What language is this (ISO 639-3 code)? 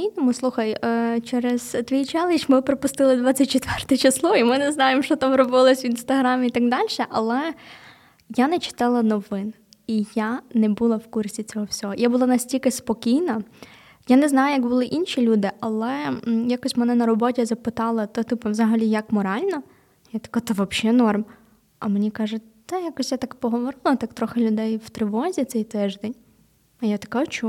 ukr